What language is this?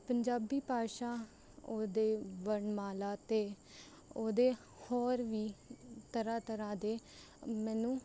Punjabi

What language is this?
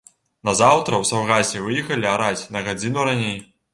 Belarusian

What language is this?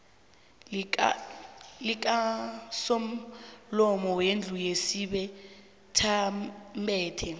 South Ndebele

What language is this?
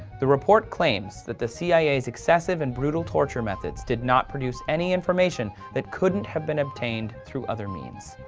English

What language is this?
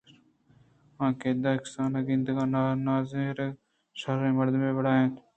Eastern Balochi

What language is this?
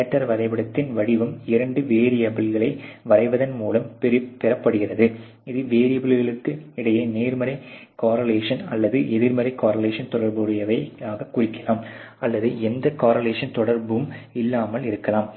Tamil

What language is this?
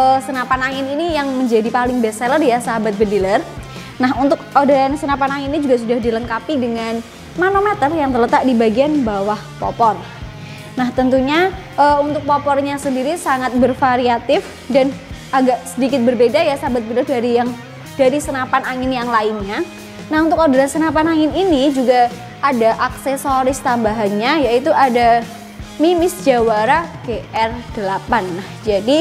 Indonesian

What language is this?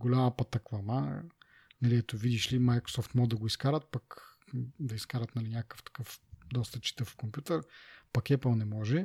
Bulgarian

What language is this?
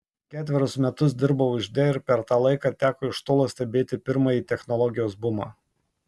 Lithuanian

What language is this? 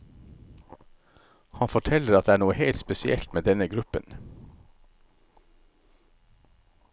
Norwegian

